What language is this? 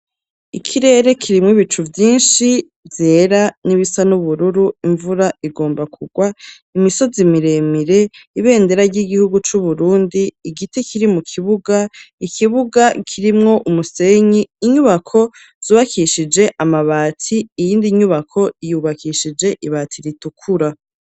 Rundi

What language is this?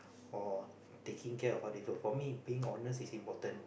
English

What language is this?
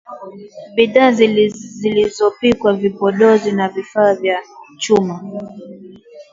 Swahili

